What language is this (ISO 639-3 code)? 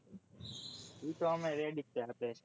guj